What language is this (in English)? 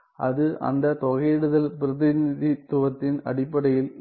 Tamil